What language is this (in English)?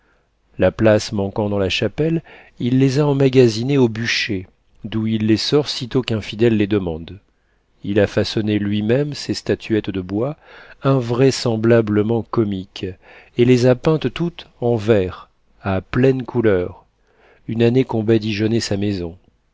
French